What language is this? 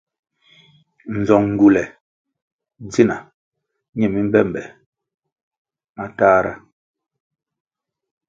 Kwasio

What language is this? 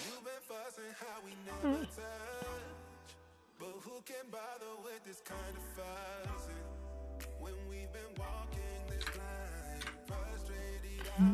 Korean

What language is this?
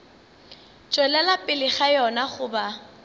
Northern Sotho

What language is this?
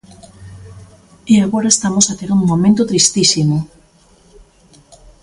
Galician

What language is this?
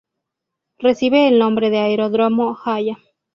Spanish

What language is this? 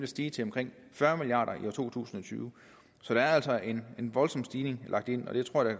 Danish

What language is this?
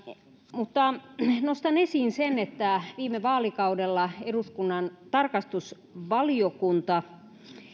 Finnish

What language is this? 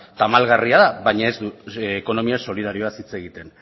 Basque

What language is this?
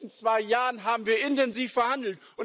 German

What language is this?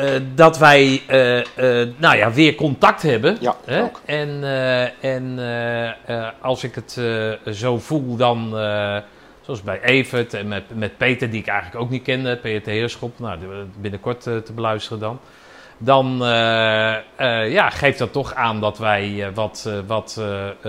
Dutch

